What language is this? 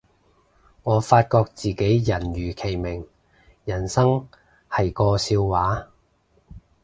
Cantonese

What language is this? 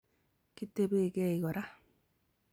Kalenjin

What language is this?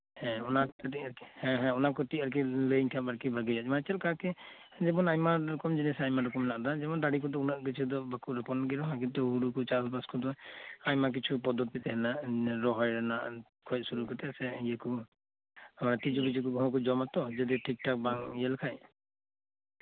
Santali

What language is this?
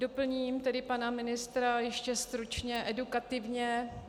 Czech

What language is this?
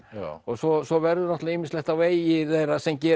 Icelandic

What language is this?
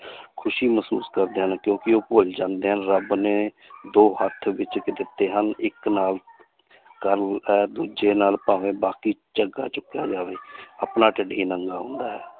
Punjabi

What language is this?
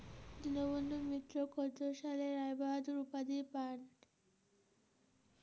Bangla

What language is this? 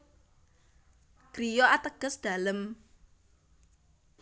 Javanese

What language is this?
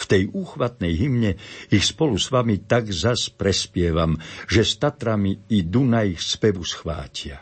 Slovak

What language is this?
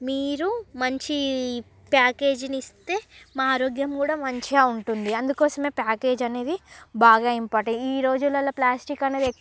Telugu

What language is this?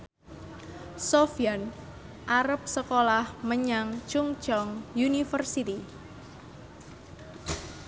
Javanese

